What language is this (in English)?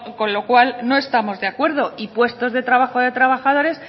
Spanish